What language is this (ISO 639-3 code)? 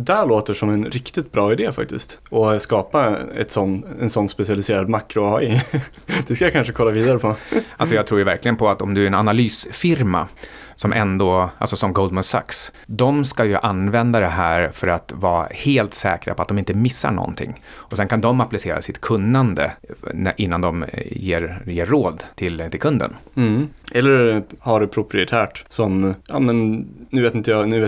swe